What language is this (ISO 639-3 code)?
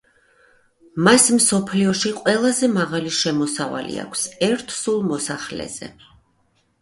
kat